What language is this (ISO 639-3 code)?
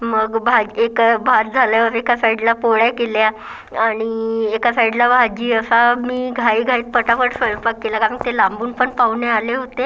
mar